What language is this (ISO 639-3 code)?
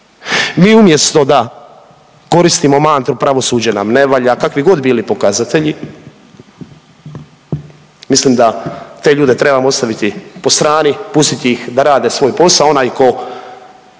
hrv